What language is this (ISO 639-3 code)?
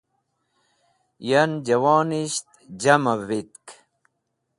wbl